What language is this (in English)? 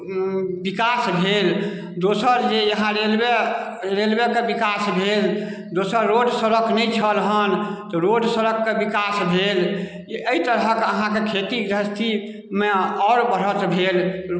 Maithili